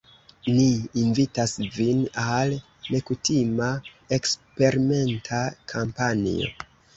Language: Esperanto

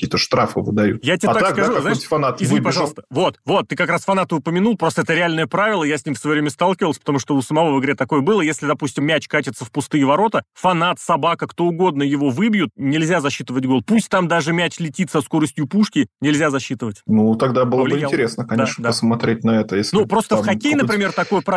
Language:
Russian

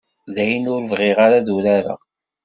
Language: Kabyle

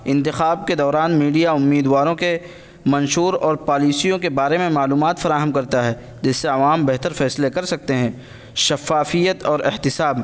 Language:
Urdu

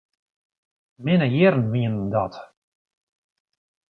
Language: Western Frisian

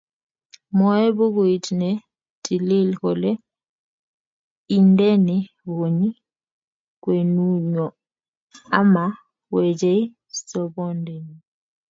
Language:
Kalenjin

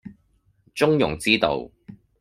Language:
Cantonese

